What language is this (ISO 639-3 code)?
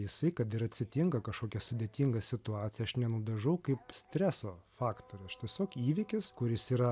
lit